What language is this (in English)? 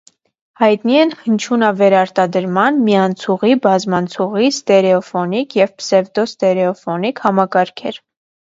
Armenian